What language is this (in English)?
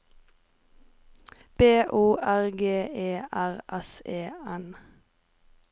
Norwegian